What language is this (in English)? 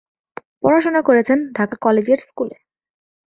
Bangla